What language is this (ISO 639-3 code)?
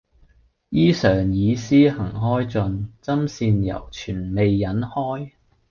yue